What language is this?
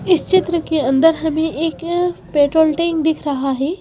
Hindi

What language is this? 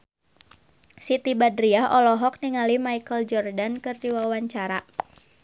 Sundanese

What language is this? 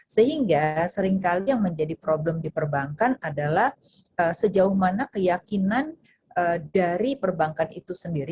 Indonesian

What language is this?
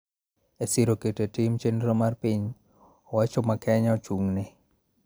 Luo (Kenya and Tanzania)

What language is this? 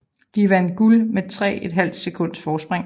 Danish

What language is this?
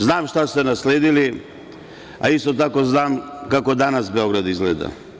Serbian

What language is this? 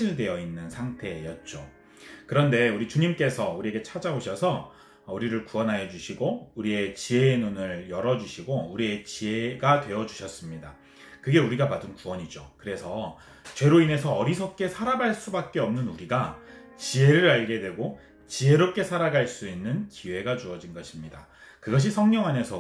Korean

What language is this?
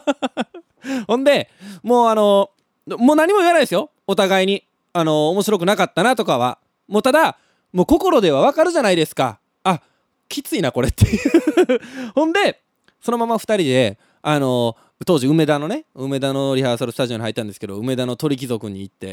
Japanese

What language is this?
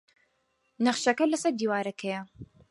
Central Kurdish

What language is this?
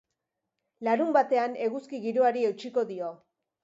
Basque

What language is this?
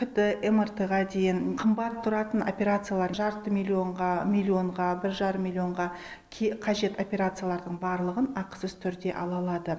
Kazakh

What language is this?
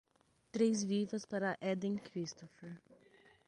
Portuguese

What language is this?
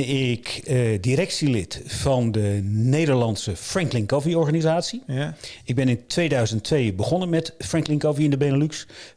Dutch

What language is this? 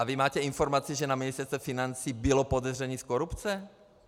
Czech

